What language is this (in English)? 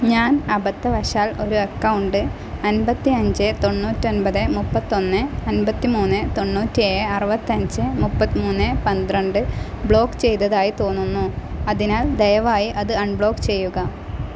Malayalam